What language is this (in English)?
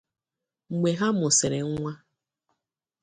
Igbo